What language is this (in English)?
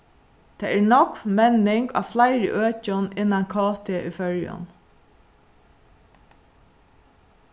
Faroese